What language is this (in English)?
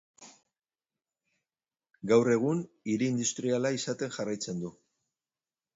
Basque